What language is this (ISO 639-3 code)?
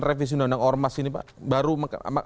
ind